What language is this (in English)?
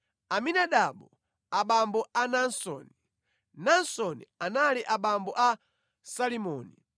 Nyanja